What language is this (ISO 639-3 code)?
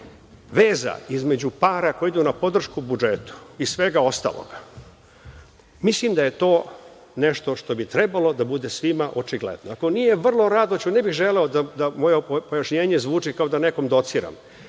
srp